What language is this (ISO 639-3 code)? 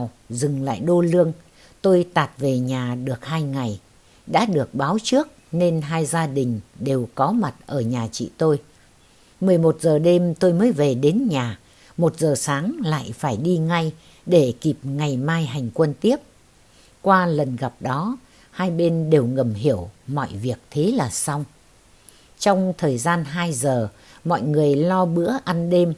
vie